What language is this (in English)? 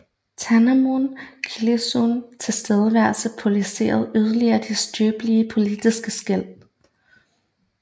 Danish